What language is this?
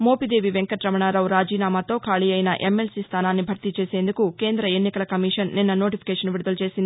Telugu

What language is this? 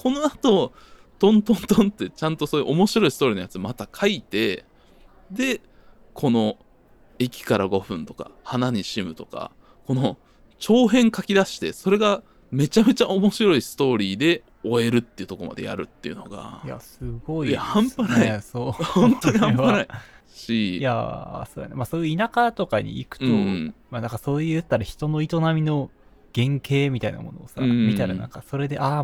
Japanese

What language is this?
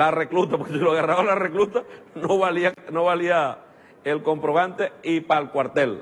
Spanish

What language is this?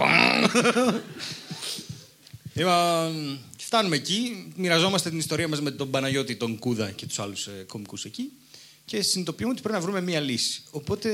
Greek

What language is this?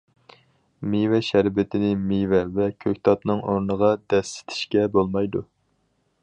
Uyghur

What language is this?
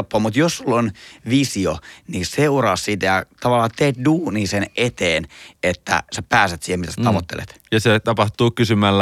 Finnish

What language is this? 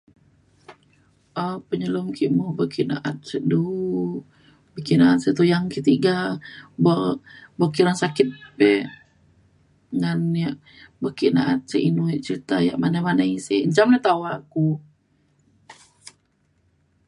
Mainstream Kenyah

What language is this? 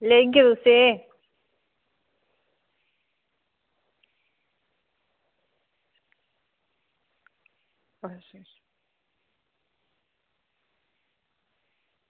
Dogri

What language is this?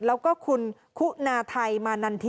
Thai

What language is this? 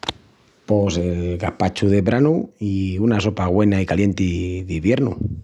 Extremaduran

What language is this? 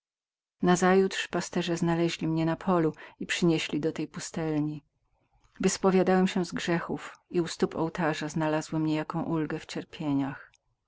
Polish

